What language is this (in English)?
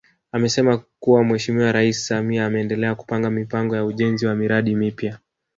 Swahili